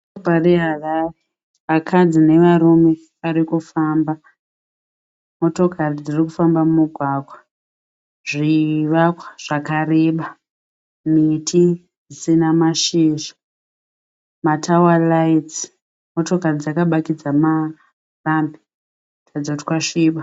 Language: Shona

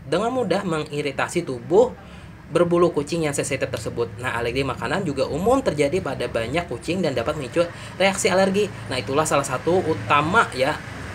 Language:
Indonesian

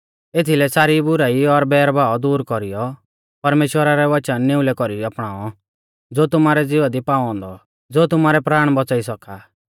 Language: Mahasu Pahari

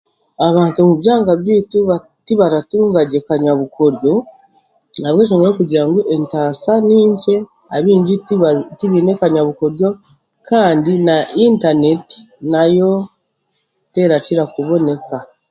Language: Chiga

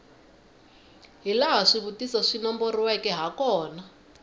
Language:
Tsonga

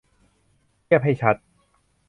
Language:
Thai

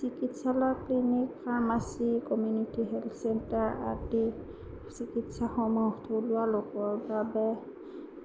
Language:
Assamese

